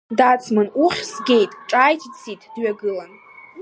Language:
Abkhazian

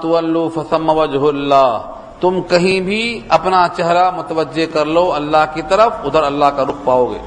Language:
Urdu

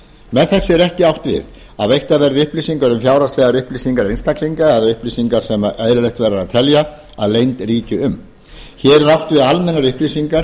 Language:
Icelandic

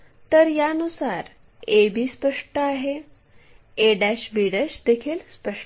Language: Marathi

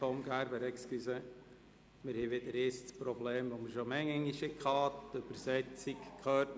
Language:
Swiss German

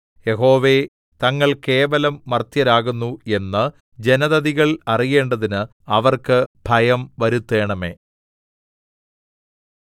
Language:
Malayalam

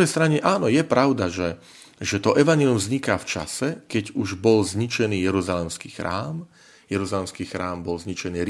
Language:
Slovak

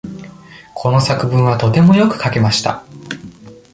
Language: Japanese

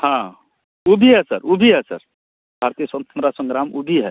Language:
Hindi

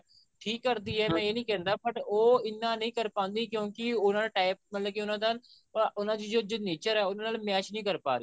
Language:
Punjabi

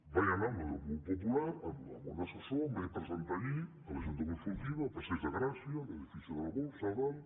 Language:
Catalan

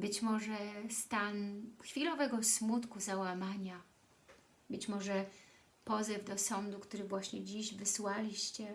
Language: Polish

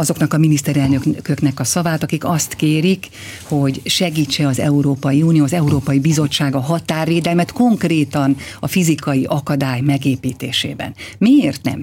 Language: Hungarian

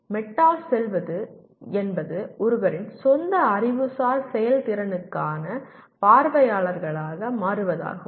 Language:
Tamil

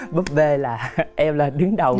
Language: Vietnamese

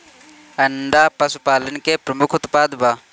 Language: Bhojpuri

